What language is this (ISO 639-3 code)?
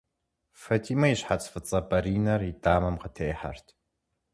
kbd